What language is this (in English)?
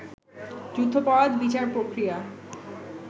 Bangla